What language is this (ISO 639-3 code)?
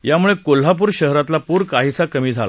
mar